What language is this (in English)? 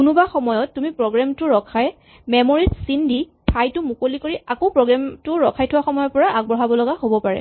Assamese